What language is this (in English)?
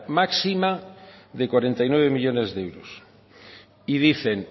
Spanish